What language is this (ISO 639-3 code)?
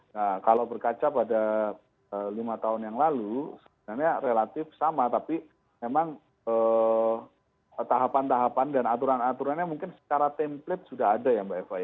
ind